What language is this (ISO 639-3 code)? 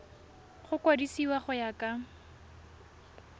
tsn